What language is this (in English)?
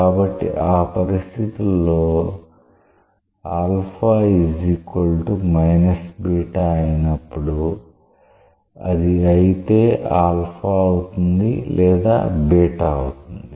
Telugu